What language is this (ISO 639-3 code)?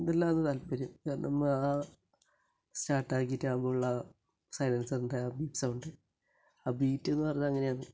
mal